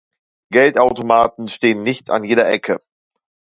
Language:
German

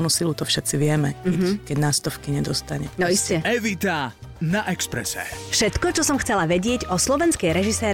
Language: Slovak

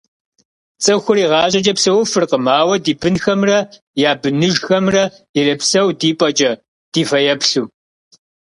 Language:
Kabardian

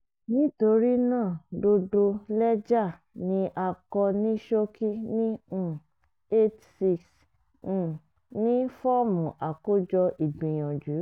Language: Yoruba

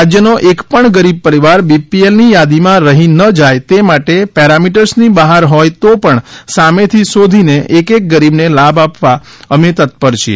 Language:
Gujarati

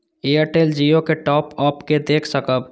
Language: Maithili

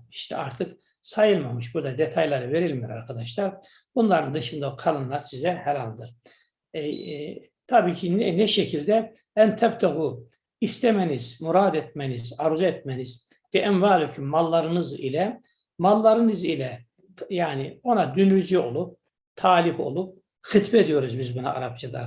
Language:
Turkish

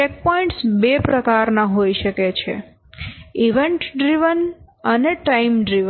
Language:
Gujarati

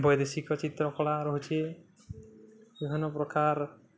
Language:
Odia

